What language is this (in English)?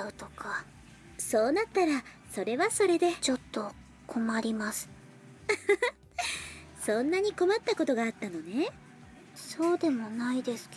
Japanese